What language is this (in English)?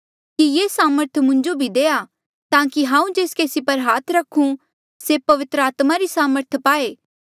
Mandeali